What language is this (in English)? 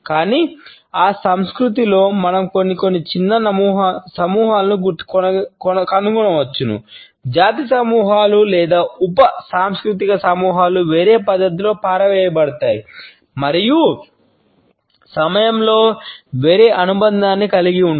Telugu